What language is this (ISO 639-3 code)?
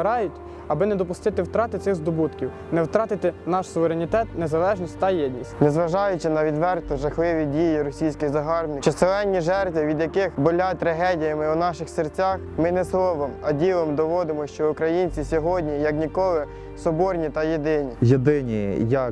ukr